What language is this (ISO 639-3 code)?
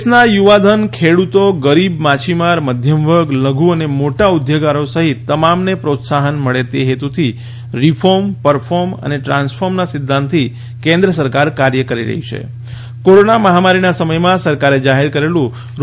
guj